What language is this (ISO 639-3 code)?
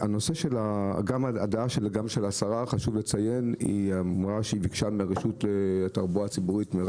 heb